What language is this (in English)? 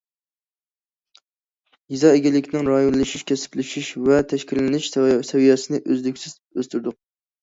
Uyghur